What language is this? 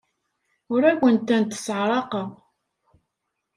Kabyle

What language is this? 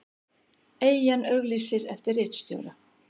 Icelandic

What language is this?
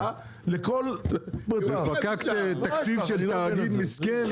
Hebrew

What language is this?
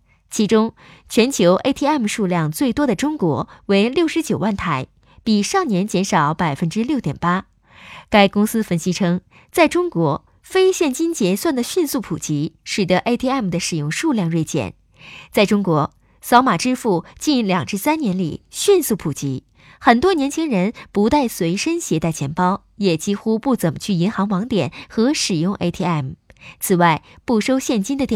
Chinese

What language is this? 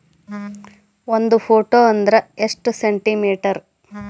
Kannada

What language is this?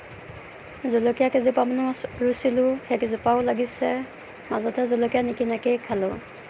Assamese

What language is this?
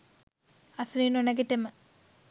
Sinhala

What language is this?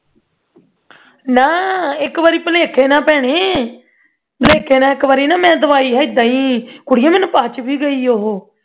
Punjabi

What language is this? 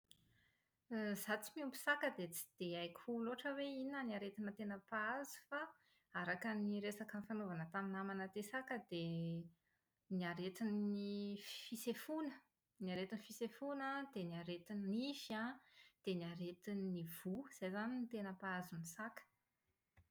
Malagasy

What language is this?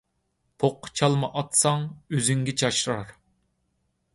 Uyghur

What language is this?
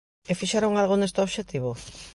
Galician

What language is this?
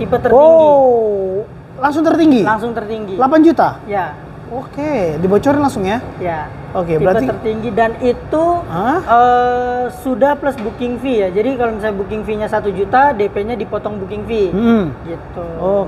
Indonesian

